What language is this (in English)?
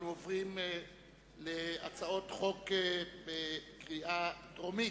Hebrew